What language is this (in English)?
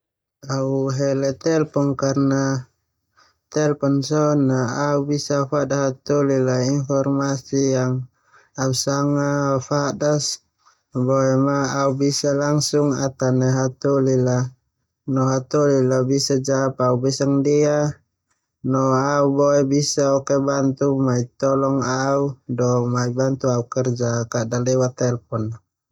Termanu